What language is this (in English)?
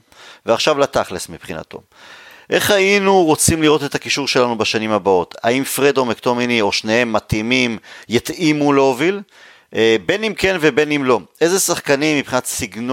Hebrew